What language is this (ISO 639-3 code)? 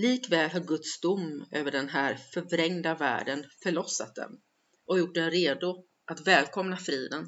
swe